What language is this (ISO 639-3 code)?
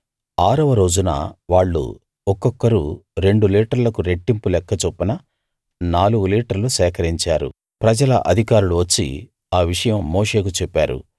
tel